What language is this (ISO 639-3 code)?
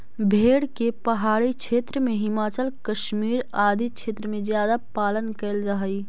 mag